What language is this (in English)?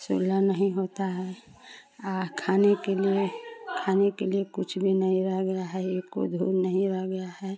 Hindi